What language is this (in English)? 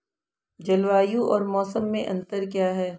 Hindi